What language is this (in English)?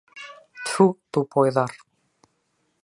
Bashkir